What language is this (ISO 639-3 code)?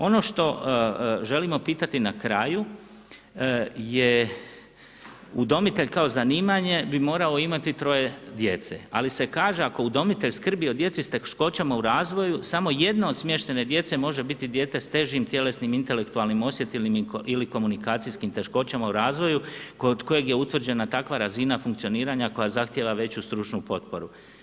hrv